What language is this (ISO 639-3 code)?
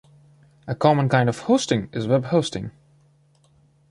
eng